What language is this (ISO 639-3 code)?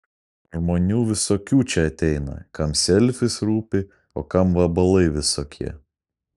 lit